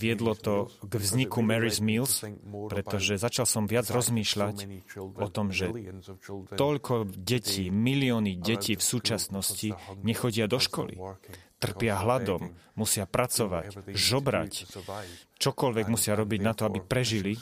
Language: Slovak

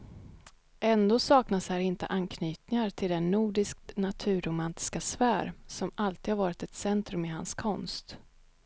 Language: Swedish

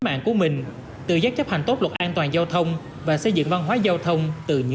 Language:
Vietnamese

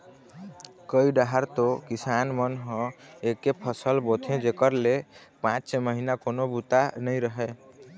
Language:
Chhattisgarhi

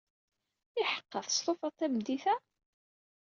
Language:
Kabyle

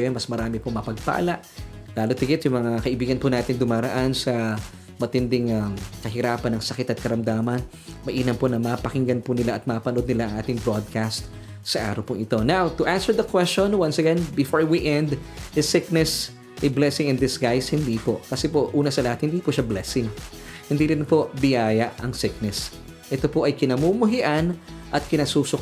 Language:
Filipino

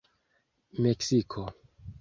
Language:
Esperanto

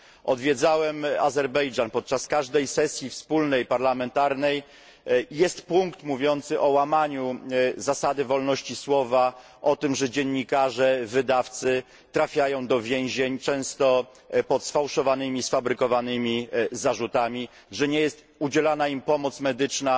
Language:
Polish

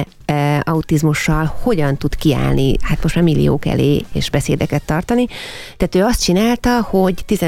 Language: Hungarian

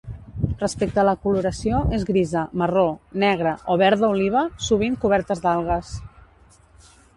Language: Catalan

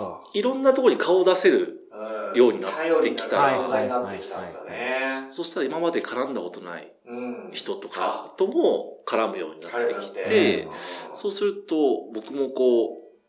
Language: Japanese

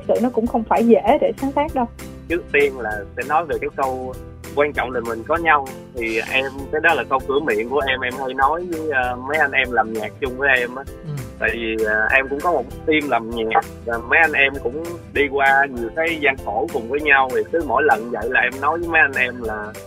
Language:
Vietnamese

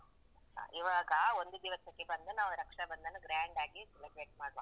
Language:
Kannada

